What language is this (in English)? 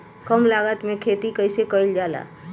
Bhojpuri